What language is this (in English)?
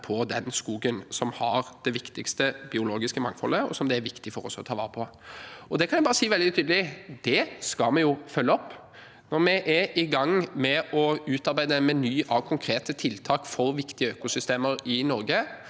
Norwegian